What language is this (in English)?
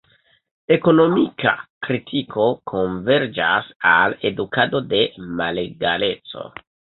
Esperanto